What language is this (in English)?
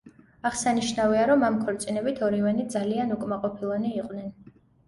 Georgian